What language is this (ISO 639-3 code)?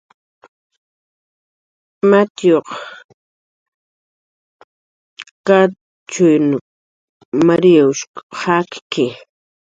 jqr